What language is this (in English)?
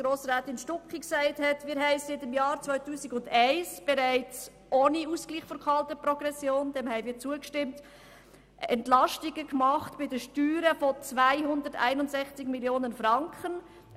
Swiss German